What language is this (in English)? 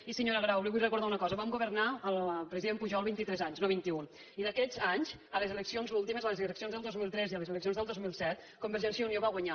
Catalan